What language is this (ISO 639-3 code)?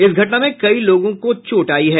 hin